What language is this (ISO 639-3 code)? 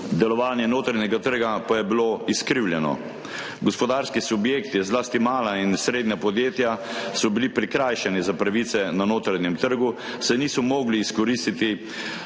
slv